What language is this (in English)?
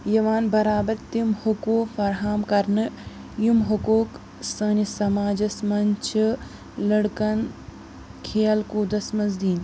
Kashmiri